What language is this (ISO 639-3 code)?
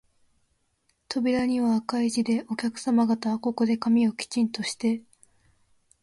jpn